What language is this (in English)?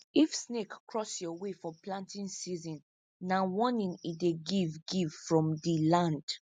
Nigerian Pidgin